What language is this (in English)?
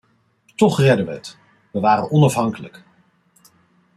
Dutch